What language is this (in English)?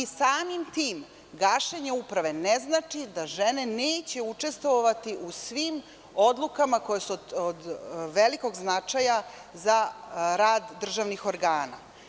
Serbian